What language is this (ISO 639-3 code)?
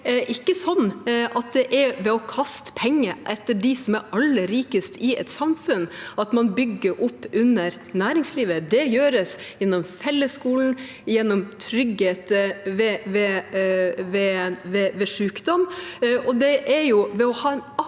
nor